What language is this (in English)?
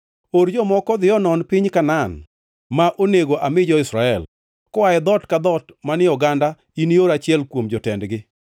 Luo (Kenya and Tanzania)